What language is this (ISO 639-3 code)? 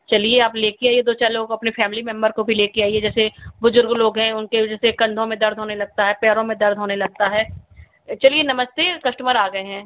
hin